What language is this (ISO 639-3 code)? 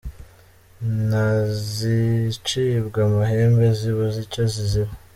kin